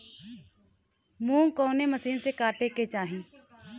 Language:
Bhojpuri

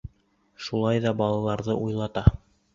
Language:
Bashkir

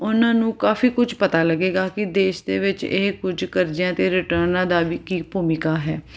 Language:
Punjabi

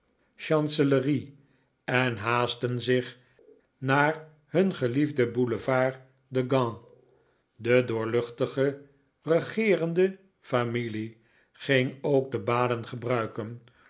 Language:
Dutch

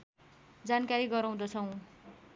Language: Nepali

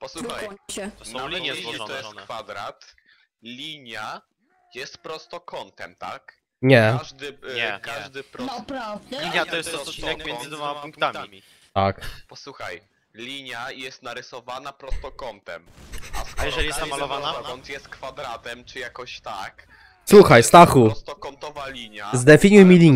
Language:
Polish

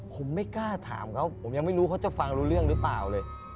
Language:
Thai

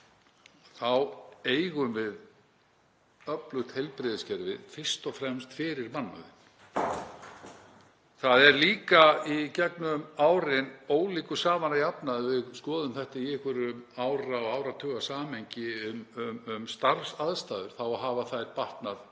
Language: Icelandic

